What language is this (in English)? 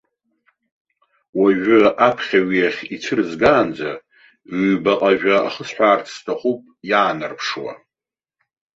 Abkhazian